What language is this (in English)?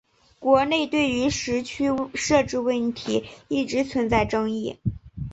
Chinese